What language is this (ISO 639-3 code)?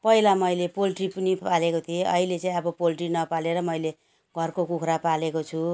nep